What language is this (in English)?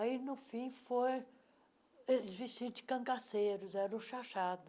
Portuguese